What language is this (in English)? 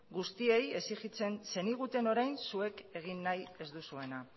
Basque